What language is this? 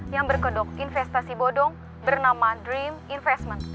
Indonesian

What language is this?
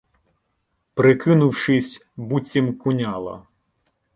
Ukrainian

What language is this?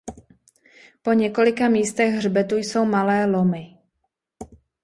Czech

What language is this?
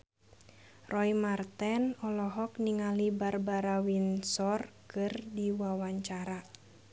Sundanese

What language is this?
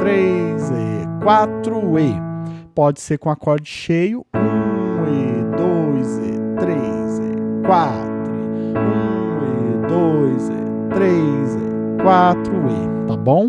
Portuguese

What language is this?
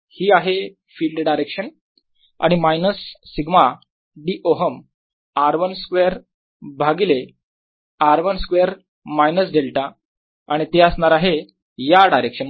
Marathi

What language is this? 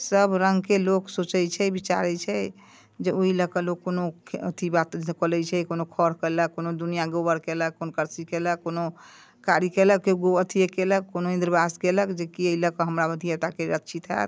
Maithili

